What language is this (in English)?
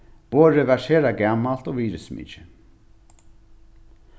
Faroese